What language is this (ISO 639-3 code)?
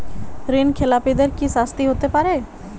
ben